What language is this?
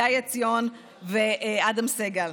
Hebrew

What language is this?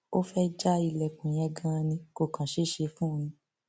Yoruba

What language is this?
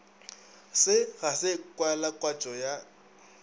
Northern Sotho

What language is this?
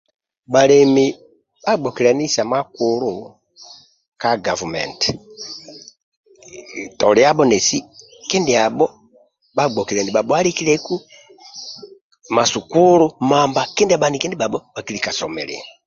Amba (Uganda)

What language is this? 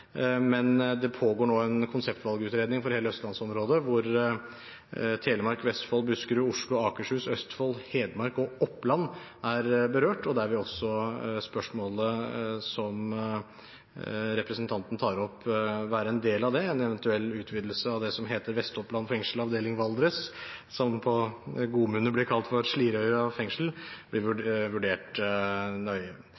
Norwegian Bokmål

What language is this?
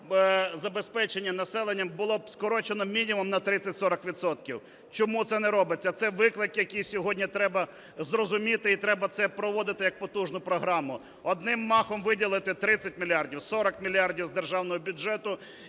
Ukrainian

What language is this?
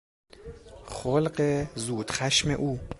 Persian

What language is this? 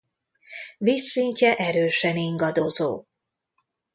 Hungarian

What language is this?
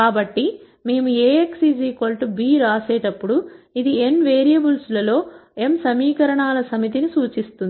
Telugu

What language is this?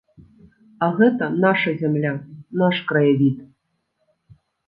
Belarusian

